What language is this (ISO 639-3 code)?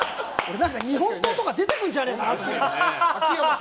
jpn